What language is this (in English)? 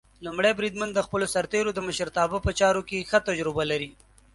Pashto